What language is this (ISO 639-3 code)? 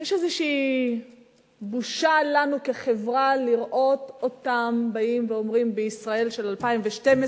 heb